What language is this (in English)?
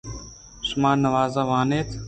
Eastern Balochi